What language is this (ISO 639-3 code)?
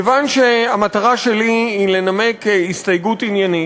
heb